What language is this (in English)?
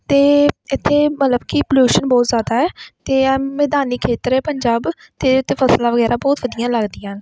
Punjabi